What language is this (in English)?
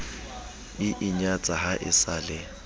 Southern Sotho